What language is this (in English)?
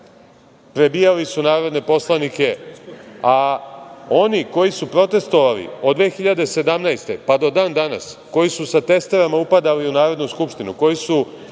Serbian